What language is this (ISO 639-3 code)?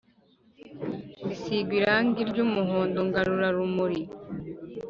kin